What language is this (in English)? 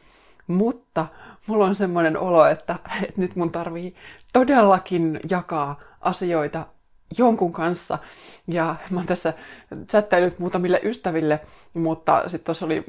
Finnish